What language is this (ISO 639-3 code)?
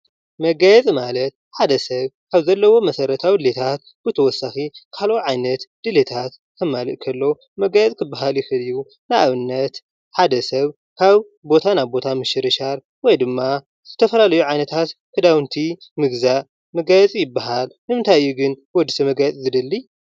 tir